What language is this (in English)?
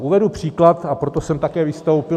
Czech